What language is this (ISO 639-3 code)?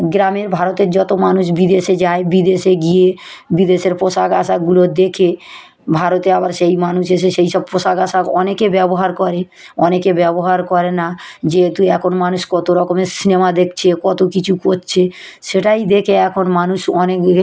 ben